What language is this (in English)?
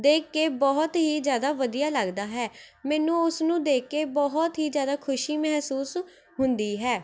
Punjabi